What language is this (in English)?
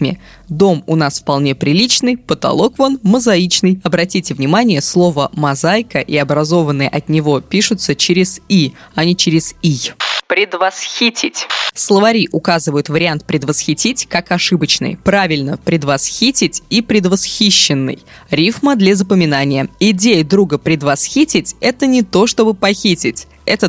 Russian